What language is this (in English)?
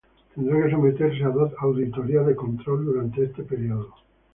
Spanish